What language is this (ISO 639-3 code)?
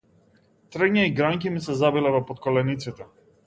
mkd